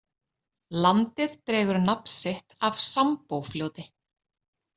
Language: Icelandic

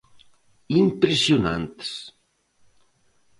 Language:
Galician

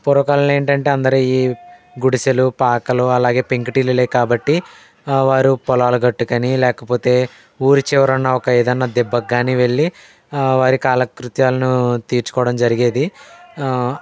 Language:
Telugu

